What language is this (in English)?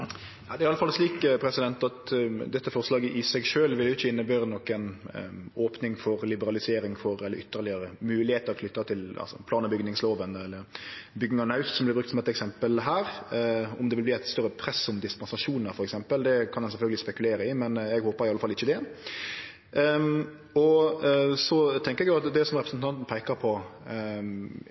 Norwegian